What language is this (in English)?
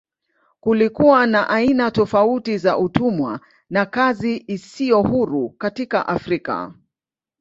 Swahili